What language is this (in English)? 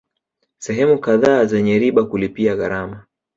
Swahili